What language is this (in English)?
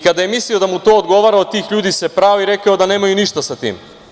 Serbian